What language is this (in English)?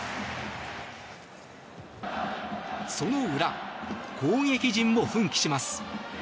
Japanese